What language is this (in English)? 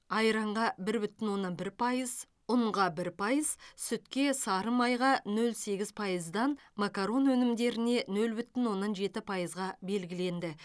Kazakh